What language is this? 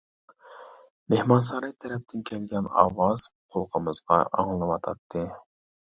Uyghur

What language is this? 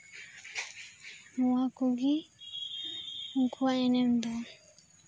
Santali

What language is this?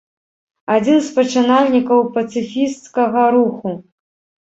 Belarusian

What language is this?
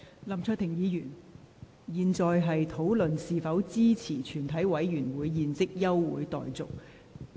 Cantonese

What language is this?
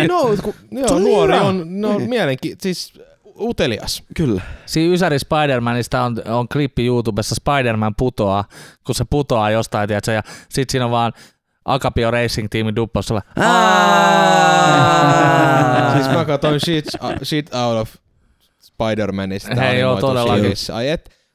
Finnish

